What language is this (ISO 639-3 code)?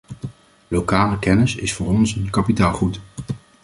nld